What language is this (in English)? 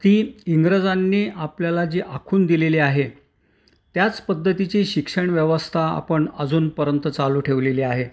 Marathi